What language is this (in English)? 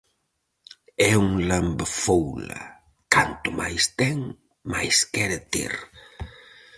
Galician